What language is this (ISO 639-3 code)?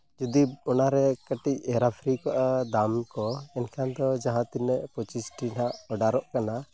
sat